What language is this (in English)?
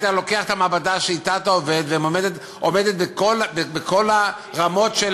Hebrew